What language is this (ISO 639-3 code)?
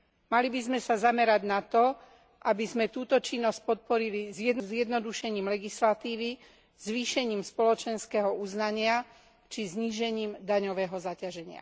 slk